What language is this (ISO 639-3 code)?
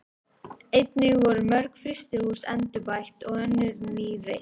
isl